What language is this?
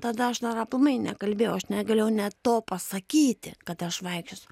Lithuanian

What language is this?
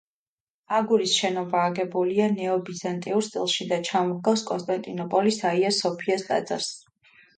Georgian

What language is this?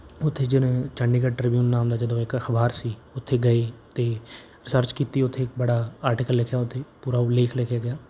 Punjabi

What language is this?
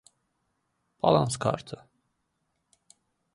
Azerbaijani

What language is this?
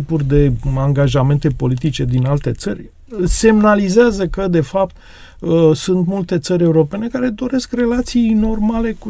Romanian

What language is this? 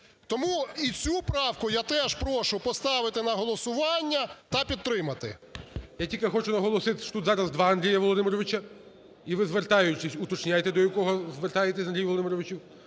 Ukrainian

